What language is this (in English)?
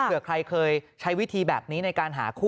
Thai